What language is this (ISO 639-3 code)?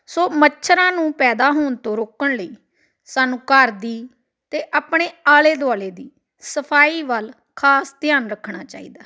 pan